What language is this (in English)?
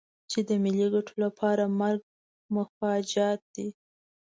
Pashto